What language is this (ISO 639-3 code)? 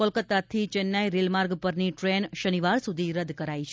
guj